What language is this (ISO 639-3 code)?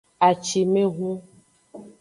ajg